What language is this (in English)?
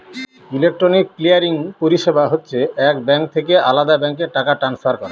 Bangla